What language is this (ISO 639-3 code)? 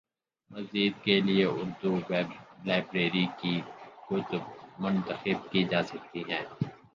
urd